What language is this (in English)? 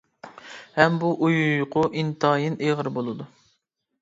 Uyghur